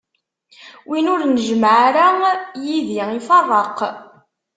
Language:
Kabyle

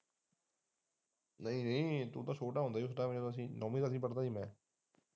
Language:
Punjabi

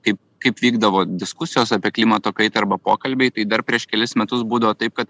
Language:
Lithuanian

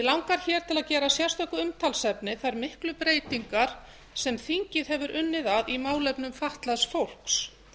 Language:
Icelandic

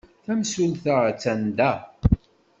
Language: Kabyle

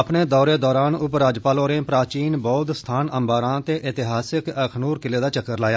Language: Dogri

